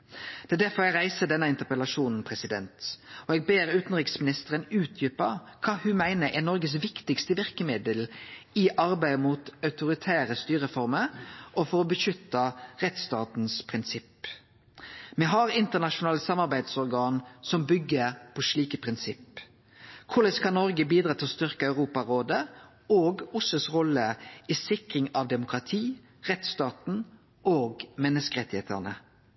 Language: Norwegian Nynorsk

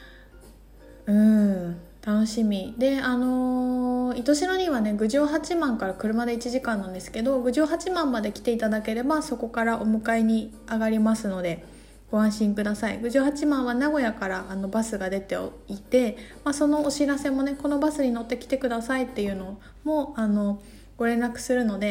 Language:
Japanese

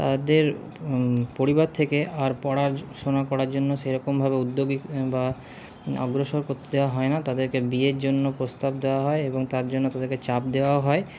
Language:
Bangla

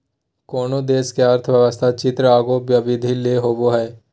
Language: Magahi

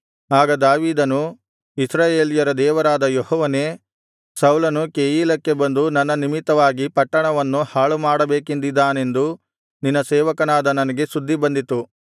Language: Kannada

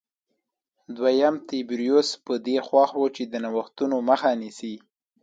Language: Pashto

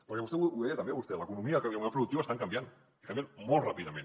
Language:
Catalan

